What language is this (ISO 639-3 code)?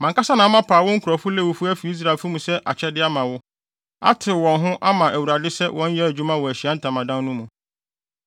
aka